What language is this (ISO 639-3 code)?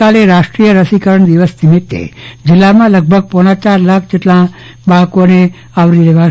guj